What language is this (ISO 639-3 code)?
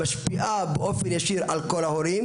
heb